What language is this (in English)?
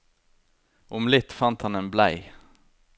Norwegian